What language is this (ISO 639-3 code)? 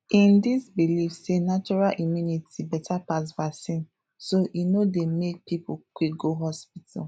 pcm